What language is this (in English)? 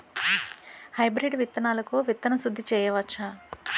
Telugu